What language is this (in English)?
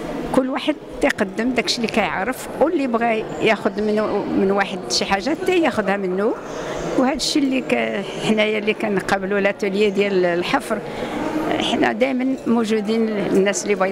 Arabic